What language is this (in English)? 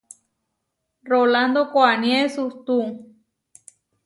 Huarijio